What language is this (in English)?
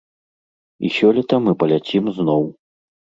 Belarusian